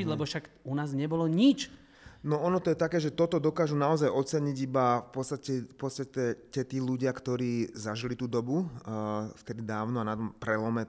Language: Slovak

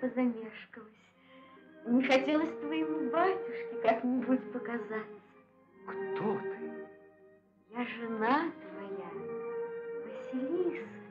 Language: Russian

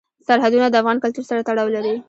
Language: Pashto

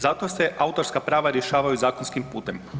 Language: Croatian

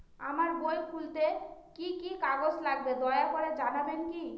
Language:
Bangla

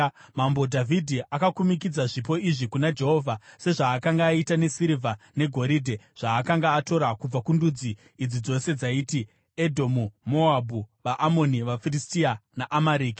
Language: Shona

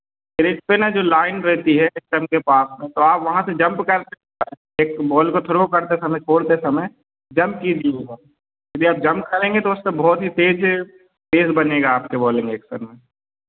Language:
Hindi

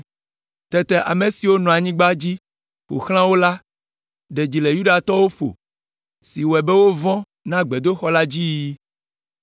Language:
Ewe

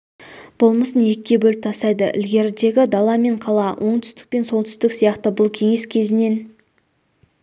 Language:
Kazakh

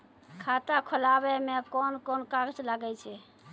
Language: Maithili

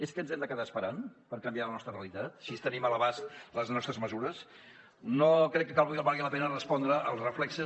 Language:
Catalan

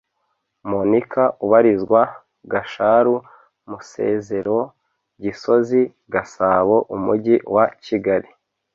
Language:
Kinyarwanda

